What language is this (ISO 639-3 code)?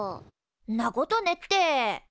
jpn